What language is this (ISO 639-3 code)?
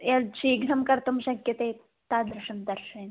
san